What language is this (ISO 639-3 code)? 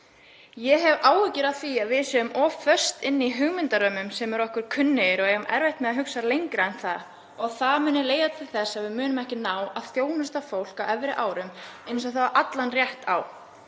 isl